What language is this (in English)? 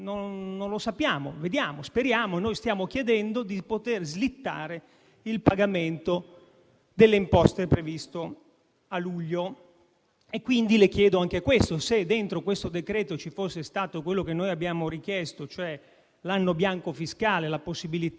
Italian